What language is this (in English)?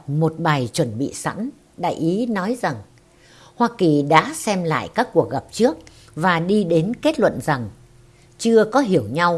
Vietnamese